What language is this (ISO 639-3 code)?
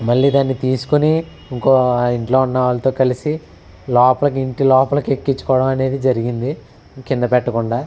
tel